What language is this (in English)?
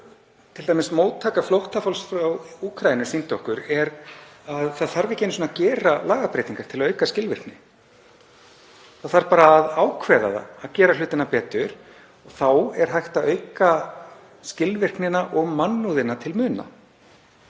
Icelandic